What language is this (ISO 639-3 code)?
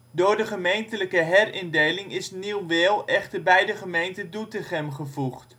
nld